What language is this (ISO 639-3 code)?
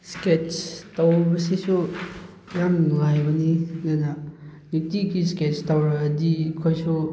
mni